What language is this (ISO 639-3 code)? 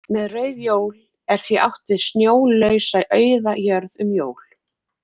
isl